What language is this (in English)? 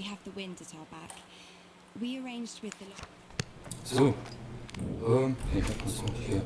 German